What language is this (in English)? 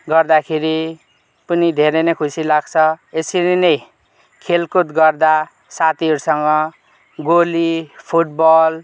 Nepali